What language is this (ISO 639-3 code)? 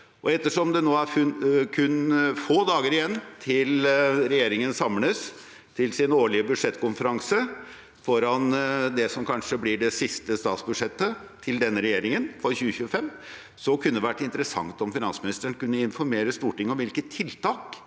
nor